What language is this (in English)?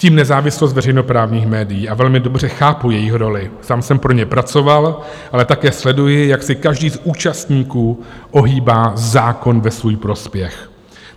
Czech